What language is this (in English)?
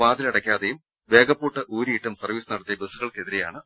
Malayalam